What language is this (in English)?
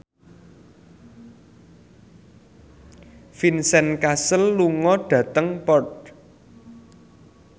Javanese